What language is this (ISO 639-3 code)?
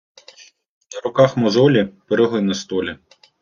ukr